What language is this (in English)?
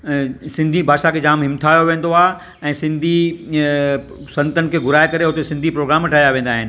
Sindhi